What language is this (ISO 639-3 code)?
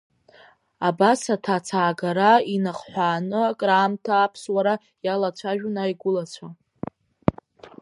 abk